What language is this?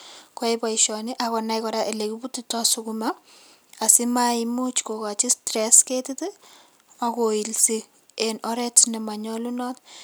Kalenjin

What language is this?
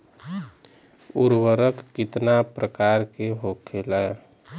Bhojpuri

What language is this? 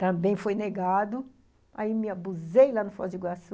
Portuguese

